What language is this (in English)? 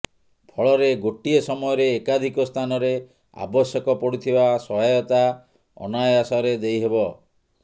Odia